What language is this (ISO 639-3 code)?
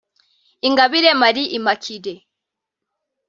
kin